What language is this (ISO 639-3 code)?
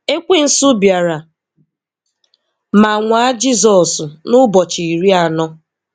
ibo